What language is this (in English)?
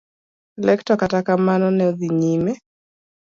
Luo (Kenya and Tanzania)